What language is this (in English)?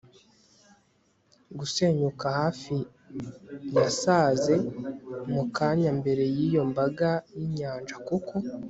Kinyarwanda